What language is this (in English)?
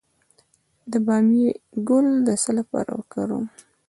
Pashto